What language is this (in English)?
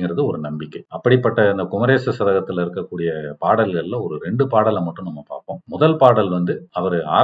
Tamil